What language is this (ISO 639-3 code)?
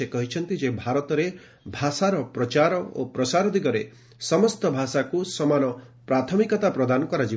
ori